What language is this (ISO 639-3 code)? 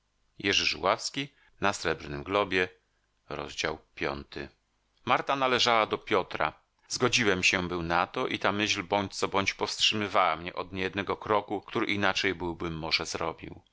pol